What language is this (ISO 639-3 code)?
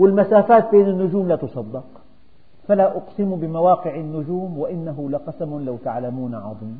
ara